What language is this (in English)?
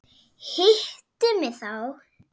Icelandic